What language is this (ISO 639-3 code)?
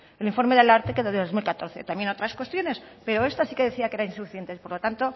spa